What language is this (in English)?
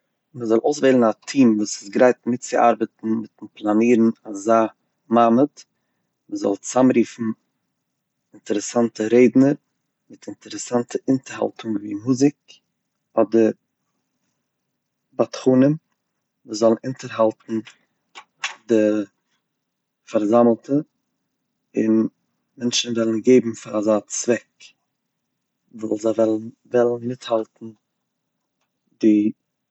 Yiddish